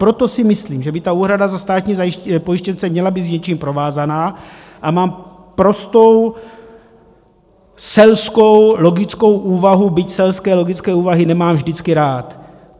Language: Czech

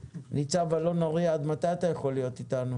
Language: Hebrew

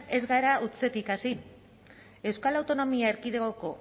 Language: Basque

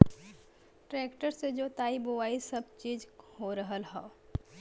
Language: Bhojpuri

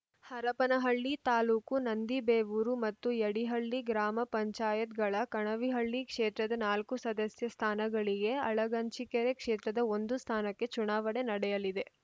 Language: Kannada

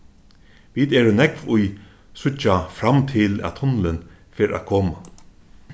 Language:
Faroese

